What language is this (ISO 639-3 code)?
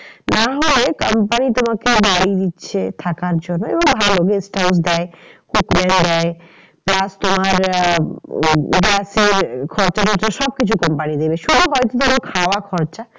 ben